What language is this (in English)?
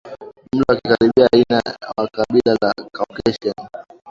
Swahili